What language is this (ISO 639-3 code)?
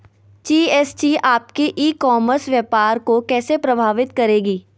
mag